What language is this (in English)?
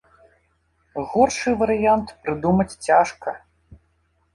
Belarusian